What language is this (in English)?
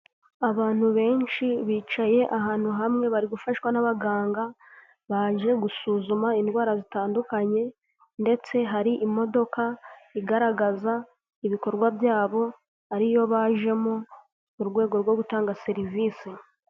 Kinyarwanda